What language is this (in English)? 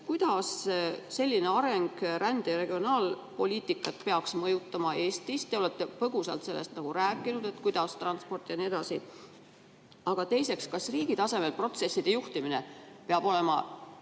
Estonian